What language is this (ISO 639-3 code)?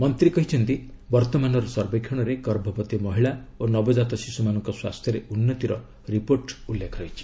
ori